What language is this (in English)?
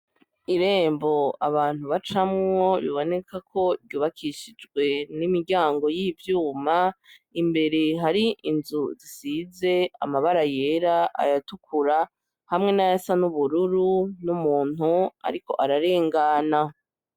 Rundi